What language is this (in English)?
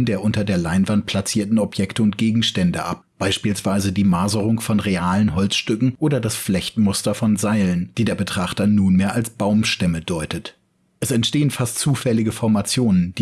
German